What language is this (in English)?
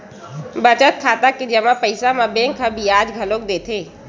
Chhattisgarhi